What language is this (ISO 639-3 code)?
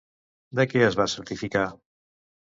cat